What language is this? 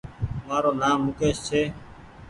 Goaria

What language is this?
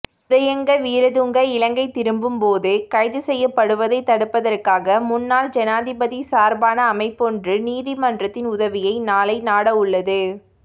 Tamil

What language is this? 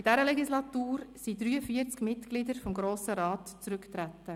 Swiss German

